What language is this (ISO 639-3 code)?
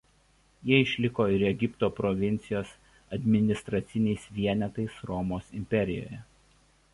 lit